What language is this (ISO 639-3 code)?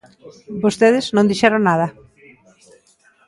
glg